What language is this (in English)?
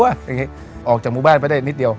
Thai